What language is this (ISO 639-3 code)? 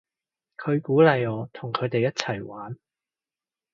yue